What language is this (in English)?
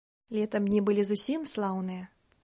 Belarusian